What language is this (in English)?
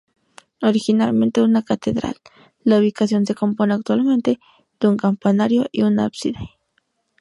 Spanish